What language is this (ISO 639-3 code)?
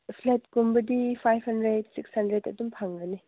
mni